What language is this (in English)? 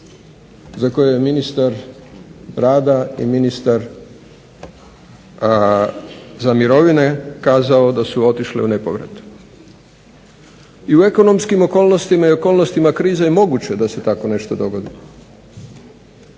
Croatian